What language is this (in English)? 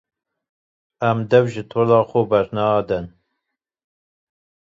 Kurdish